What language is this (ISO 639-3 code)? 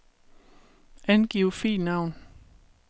dan